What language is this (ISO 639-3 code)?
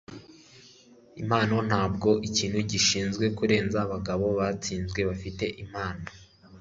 kin